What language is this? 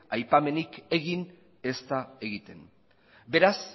Basque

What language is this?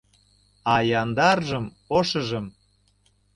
Mari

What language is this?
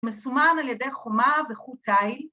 Hebrew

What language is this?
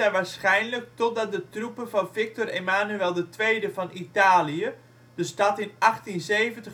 Dutch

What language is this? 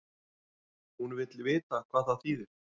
Icelandic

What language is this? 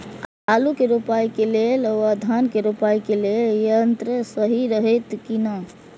Maithili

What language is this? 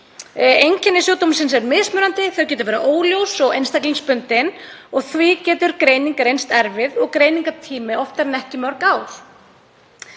Icelandic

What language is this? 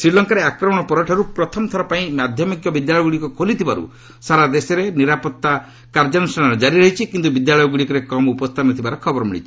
Odia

